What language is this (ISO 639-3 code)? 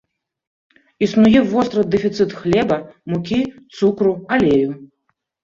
bel